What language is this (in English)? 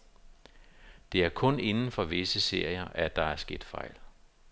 Danish